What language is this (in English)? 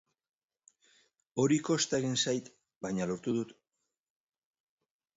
Basque